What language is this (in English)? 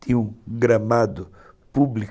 Portuguese